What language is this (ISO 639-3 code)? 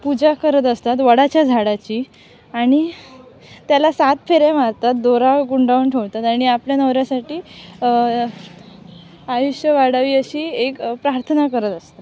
mar